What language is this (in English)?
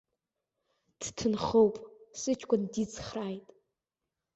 Abkhazian